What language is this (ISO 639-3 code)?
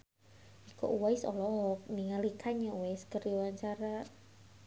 sun